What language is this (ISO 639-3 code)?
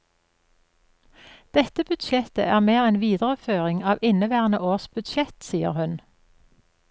nor